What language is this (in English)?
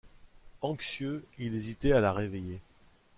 French